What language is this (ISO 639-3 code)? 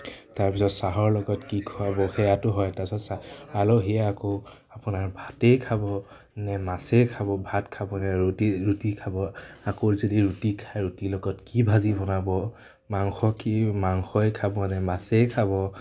asm